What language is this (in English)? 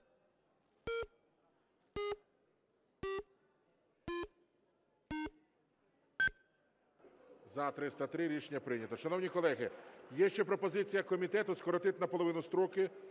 Ukrainian